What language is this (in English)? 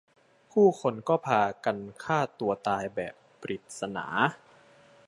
Thai